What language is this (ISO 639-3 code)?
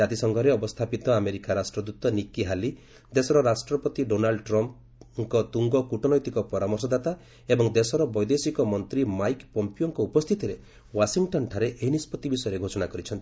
ori